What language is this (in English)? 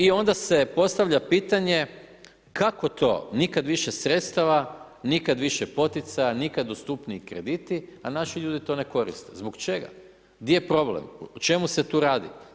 Croatian